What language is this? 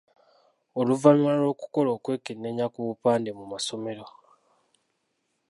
Ganda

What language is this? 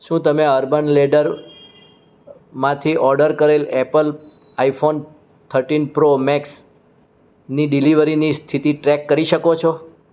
Gujarati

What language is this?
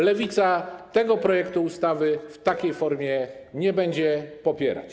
Polish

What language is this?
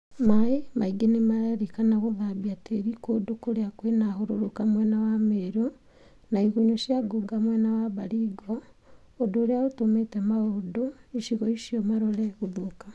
Kikuyu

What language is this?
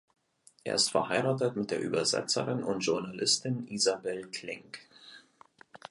German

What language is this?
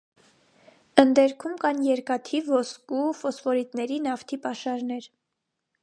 Armenian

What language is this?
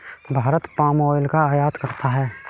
Hindi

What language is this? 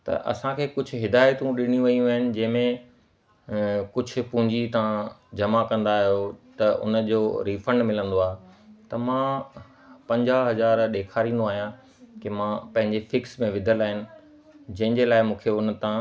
Sindhi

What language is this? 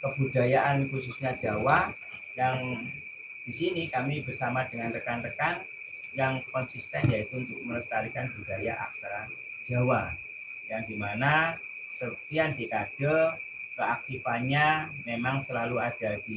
Indonesian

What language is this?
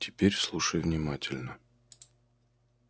Russian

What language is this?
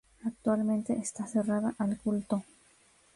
Spanish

